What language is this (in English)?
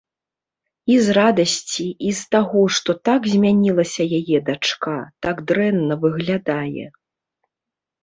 Belarusian